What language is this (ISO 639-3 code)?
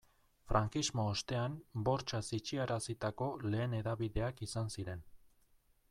eus